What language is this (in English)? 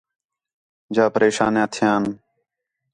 Khetrani